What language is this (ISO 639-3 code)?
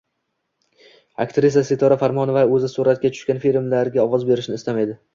uzb